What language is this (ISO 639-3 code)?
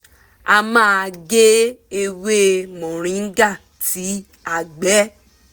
yor